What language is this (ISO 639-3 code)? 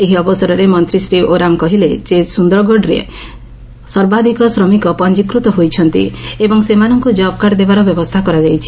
ori